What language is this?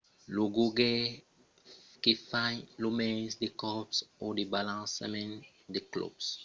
Occitan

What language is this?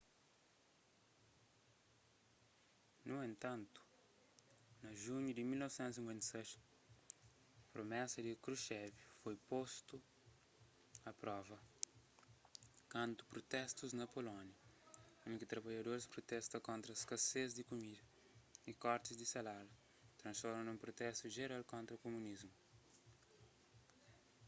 Kabuverdianu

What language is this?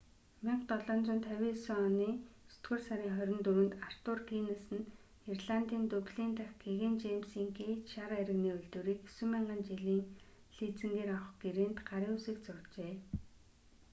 Mongolian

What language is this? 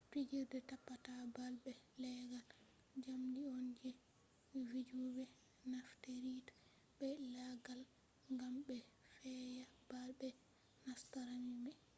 Fula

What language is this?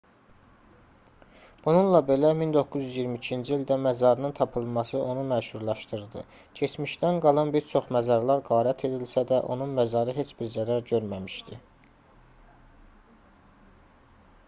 Azerbaijani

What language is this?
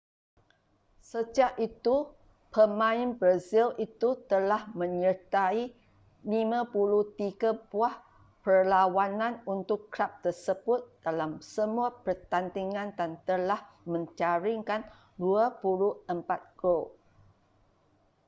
Malay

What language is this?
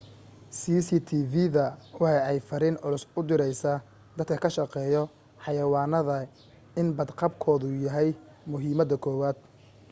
Somali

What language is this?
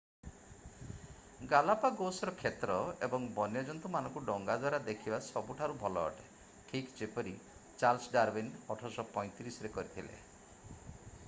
Odia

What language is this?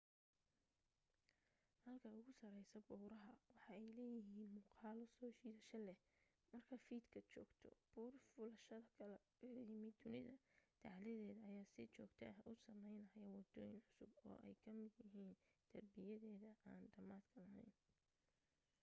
Somali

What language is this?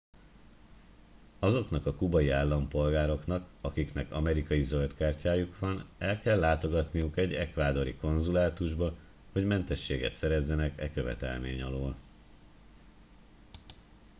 Hungarian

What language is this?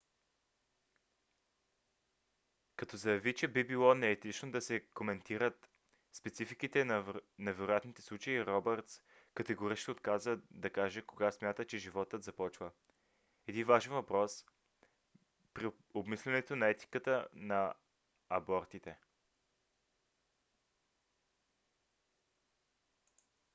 Bulgarian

